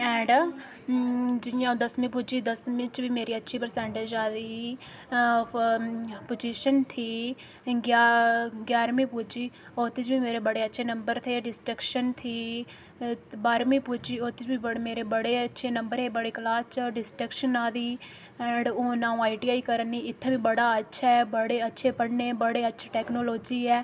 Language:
Dogri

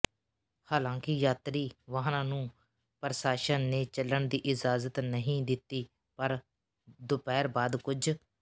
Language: Punjabi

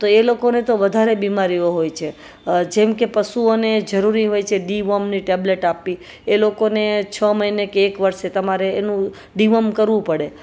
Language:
Gujarati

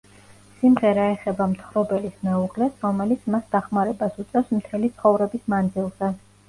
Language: Georgian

